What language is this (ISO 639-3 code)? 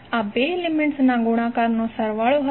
guj